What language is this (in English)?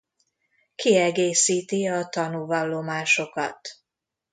Hungarian